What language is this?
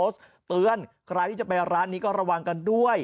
Thai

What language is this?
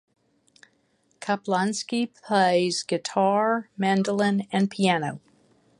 English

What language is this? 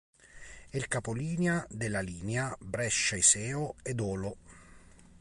Italian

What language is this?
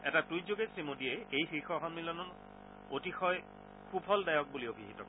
Assamese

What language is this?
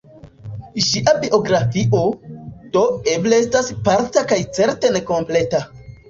Esperanto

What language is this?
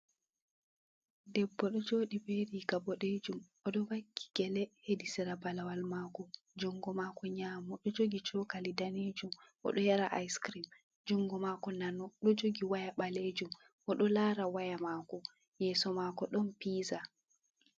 Fula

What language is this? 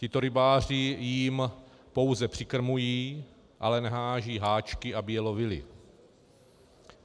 Czech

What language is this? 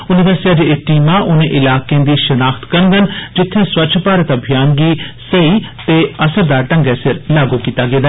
Dogri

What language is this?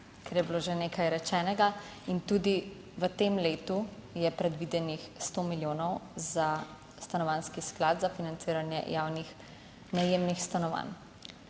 Slovenian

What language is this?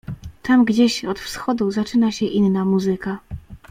Polish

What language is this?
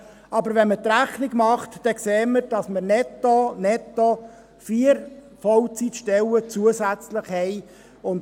Swiss German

